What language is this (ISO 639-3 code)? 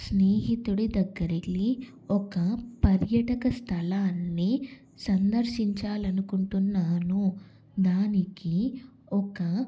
tel